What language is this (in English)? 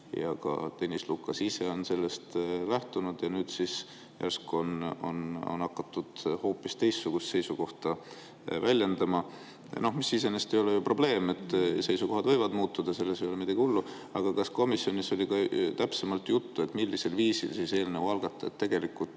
Estonian